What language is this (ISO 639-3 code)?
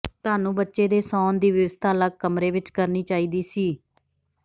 pan